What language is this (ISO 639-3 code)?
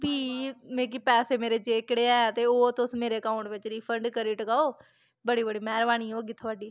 doi